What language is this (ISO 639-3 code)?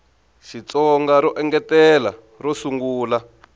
tso